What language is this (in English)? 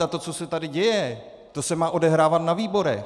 Czech